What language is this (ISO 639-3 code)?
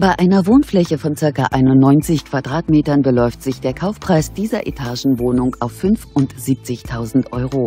deu